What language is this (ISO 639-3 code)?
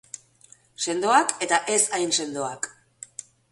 eus